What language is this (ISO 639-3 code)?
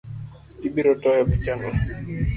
luo